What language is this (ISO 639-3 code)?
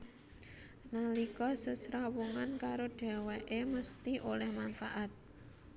jav